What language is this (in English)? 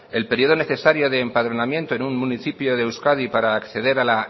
Spanish